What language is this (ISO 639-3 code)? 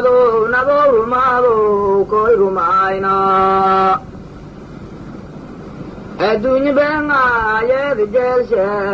som